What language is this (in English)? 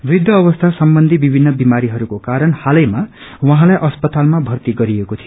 Nepali